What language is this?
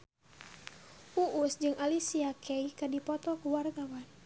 Sundanese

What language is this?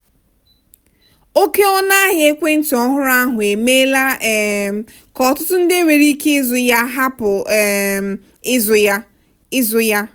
Igbo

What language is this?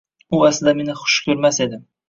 Uzbek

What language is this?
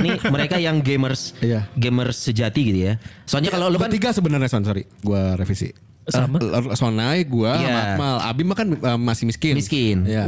Indonesian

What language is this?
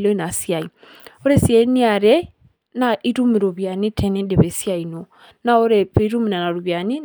Masai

